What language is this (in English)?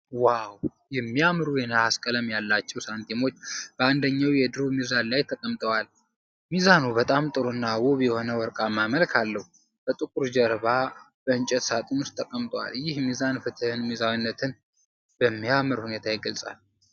Amharic